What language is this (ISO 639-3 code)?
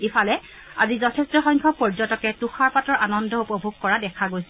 asm